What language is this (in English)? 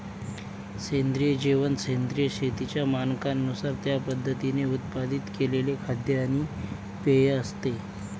Marathi